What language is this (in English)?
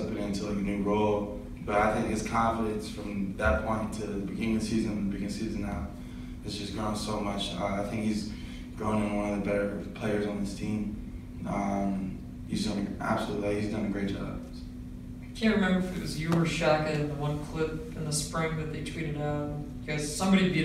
English